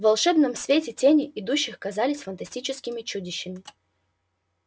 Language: Russian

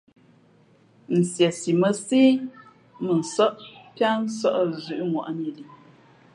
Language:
Fe'fe'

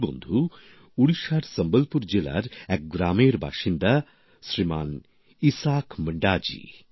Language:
Bangla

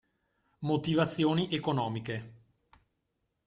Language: Italian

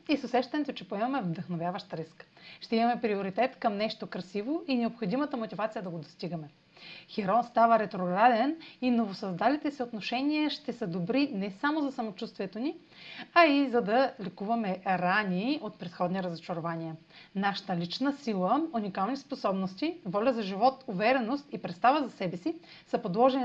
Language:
Bulgarian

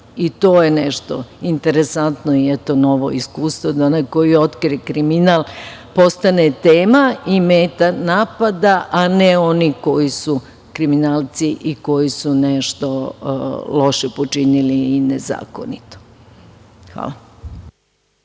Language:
Serbian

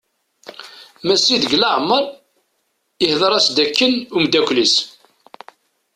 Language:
Kabyle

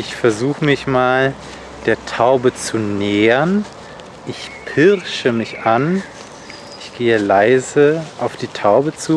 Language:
German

